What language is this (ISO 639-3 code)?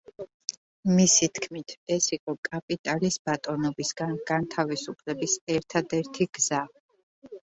kat